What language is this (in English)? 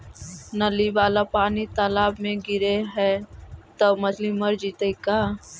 Magahi